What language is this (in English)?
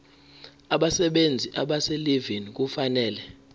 Zulu